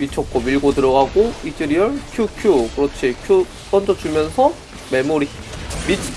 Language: Korean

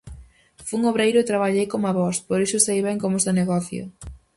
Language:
Galician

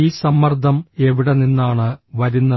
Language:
Malayalam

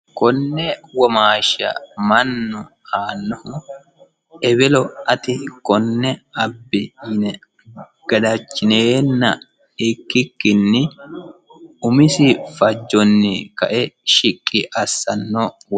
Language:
Sidamo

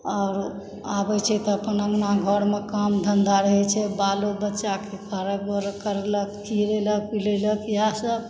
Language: Maithili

